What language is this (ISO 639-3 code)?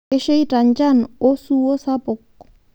mas